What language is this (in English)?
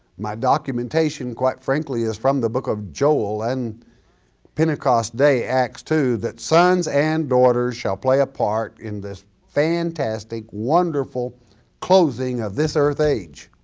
English